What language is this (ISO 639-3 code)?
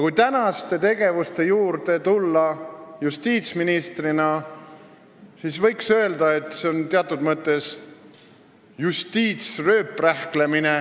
est